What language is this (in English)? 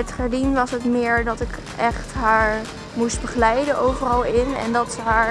Dutch